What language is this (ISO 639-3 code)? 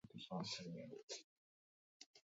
eus